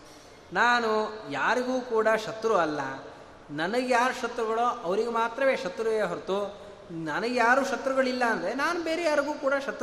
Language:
Kannada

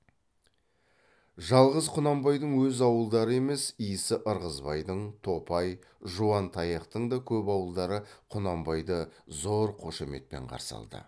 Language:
Kazakh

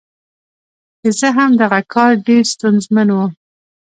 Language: Pashto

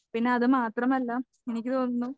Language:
Malayalam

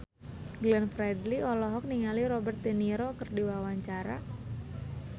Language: Sundanese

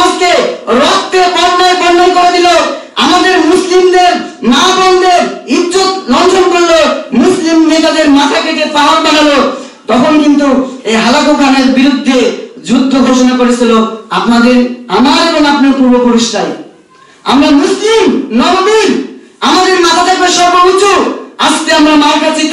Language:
Arabic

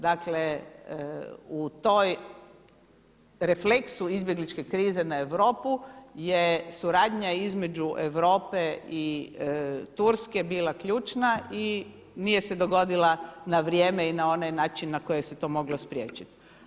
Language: Croatian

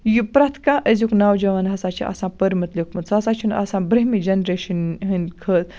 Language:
Kashmiri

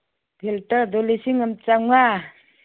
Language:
Manipuri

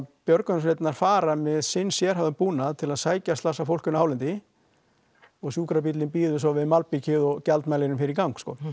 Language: Icelandic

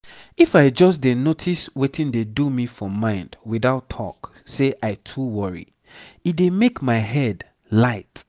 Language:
Nigerian Pidgin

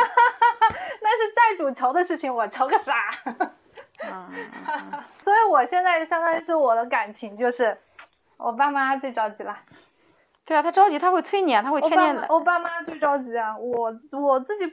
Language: Chinese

